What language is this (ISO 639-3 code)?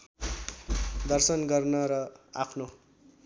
nep